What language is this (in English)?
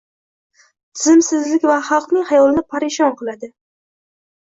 Uzbek